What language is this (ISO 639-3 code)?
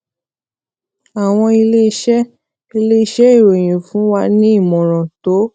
yor